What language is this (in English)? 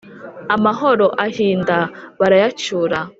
Kinyarwanda